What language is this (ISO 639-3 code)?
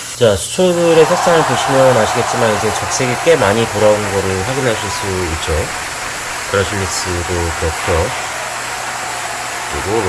kor